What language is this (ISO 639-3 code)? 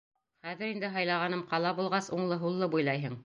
bak